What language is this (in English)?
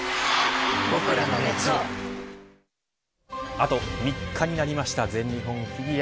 Japanese